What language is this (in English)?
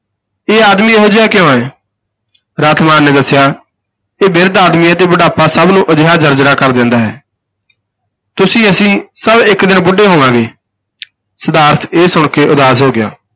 Punjabi